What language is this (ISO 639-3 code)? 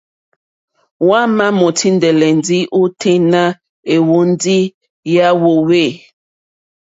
bri